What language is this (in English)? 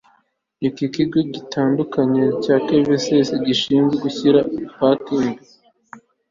Kinyarwanda